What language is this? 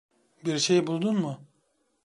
Turkish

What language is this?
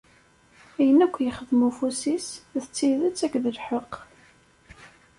Kabyle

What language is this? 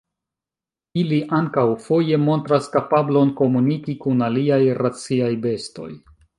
Esperanto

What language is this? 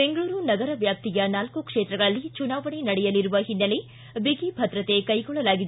Kannada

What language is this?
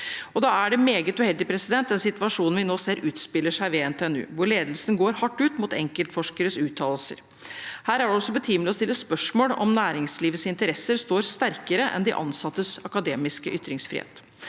Norwegian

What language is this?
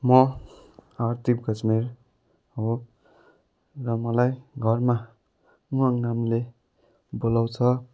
Nepali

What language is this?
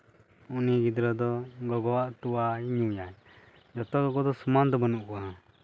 Santali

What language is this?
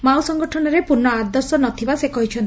Odia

